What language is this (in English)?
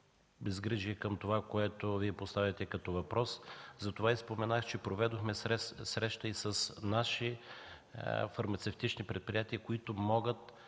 Bulgarian